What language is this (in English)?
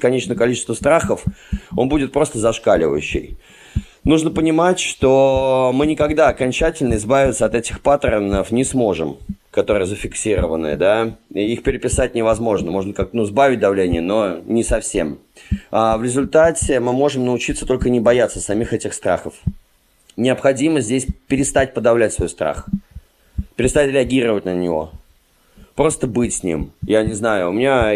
Russian